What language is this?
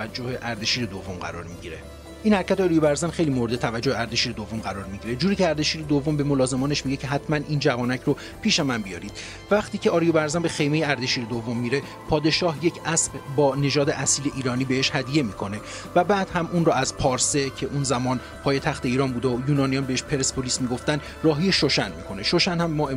Persian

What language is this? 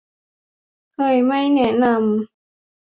Thai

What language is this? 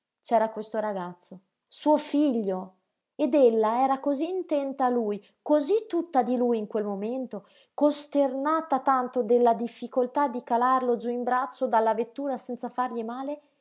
Italian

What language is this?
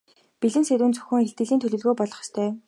Mongolian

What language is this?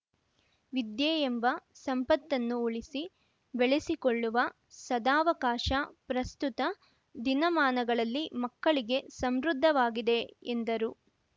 Kannada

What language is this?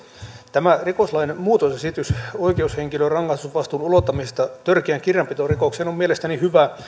Finnish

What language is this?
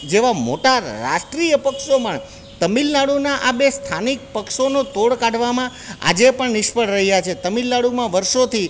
Gujarati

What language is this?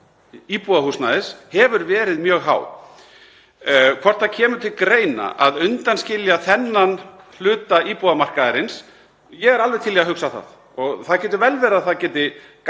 Icelandic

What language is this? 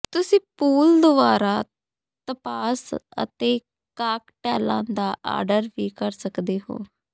Punjabi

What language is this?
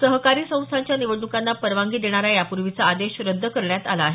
Marathi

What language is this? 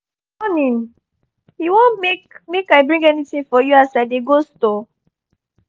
Nigerian Pidgin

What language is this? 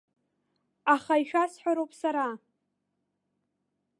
Abkhazian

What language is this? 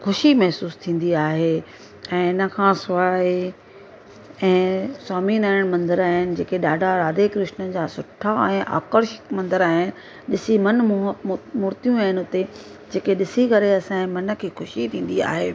Sindhi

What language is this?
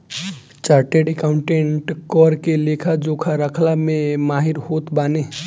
Bhojpuri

